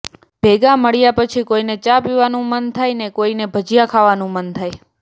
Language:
Gujarati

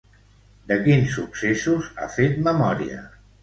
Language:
Catalan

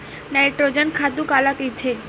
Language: Chhattisgarhi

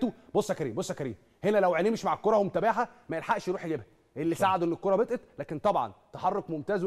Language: Arabic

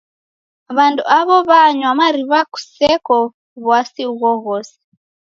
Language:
Taita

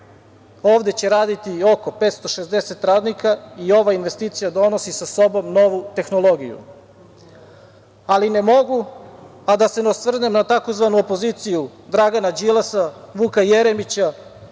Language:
Serbian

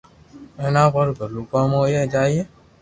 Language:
Loarki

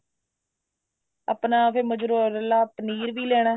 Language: Punjabi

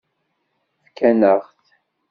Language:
Kabyle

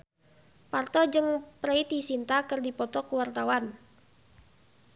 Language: Sundanese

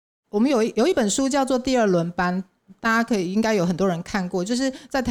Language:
Chinese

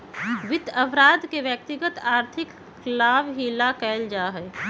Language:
Magahi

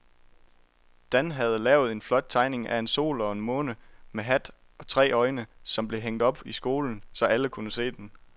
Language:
Danish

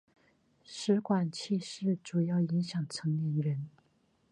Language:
Chinese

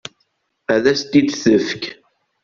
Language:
Kabyle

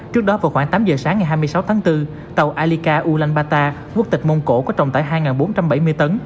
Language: Vietnamese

